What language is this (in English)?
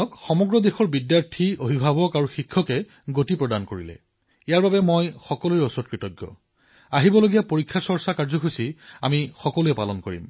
Assamese